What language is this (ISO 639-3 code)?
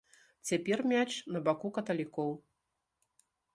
bel